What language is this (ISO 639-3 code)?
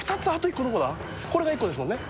jpn